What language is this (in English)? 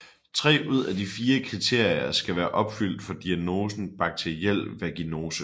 Danish